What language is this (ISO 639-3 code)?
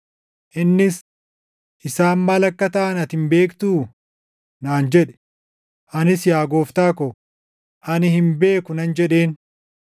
orm